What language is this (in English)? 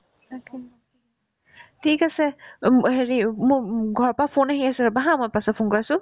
Assamese